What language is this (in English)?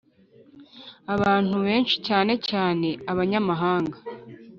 Kinyarwanda